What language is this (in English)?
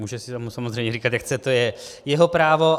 Czech